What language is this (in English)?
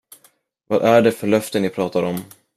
Swedish